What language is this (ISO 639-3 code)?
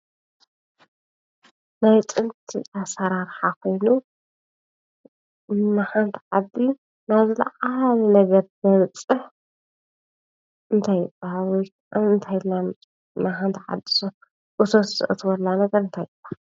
tir